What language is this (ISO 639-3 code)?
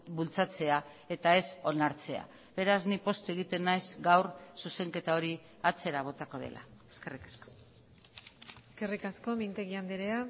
eus